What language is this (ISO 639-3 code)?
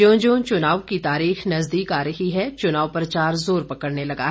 hin